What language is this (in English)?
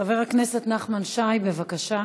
Hebrew